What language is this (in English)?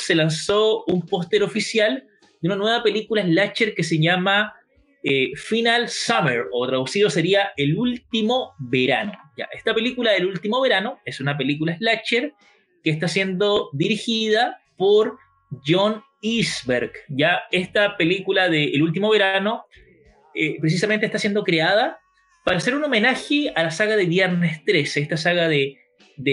Spanish